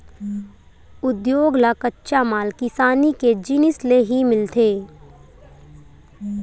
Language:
Chhattisgarhi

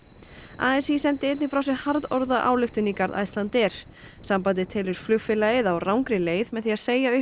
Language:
Icelandic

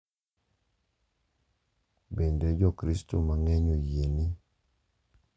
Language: Luo (Kenya and Tanzania)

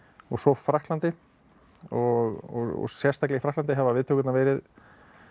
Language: Icelandic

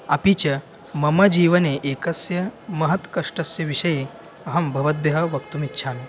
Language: Sanskrit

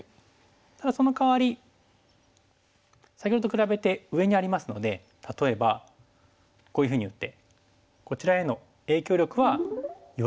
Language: Japanese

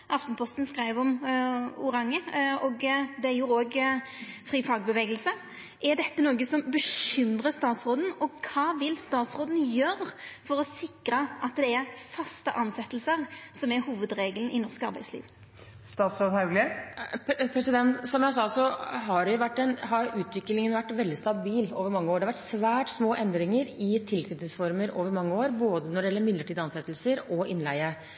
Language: Norwegian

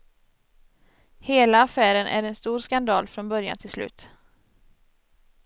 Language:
Swedish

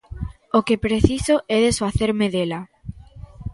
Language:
Galician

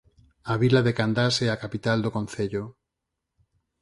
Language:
Galician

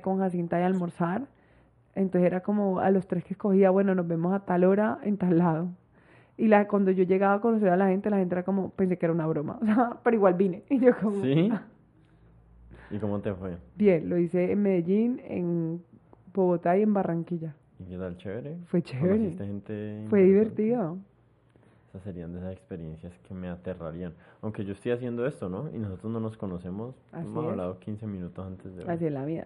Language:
Spanish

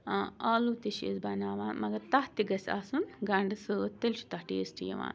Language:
Kashmiri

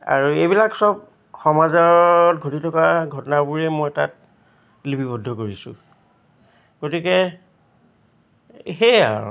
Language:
Assamese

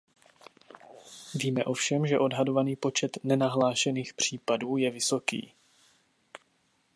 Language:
Czech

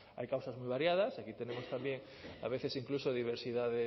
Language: Spanish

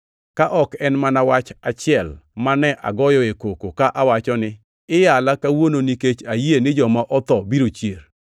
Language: Luo (Kenya and Tanzania)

